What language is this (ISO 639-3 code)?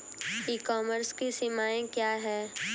hin